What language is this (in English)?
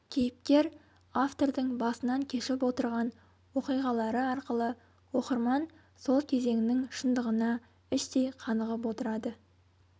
Kazakh